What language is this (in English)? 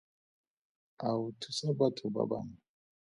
Tswana